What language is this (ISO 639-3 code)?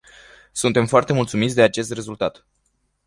ron